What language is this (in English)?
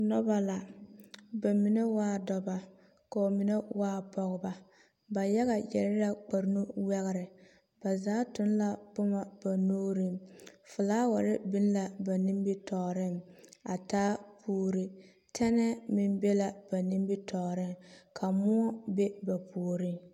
Southern Dagaare